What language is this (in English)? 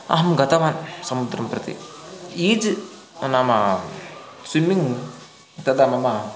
Sanskrit